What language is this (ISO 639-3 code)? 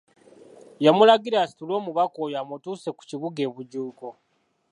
lug